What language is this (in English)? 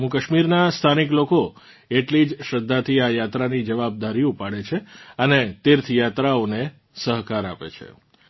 Gujarati